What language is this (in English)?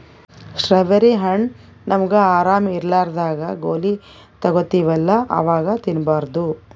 Kannada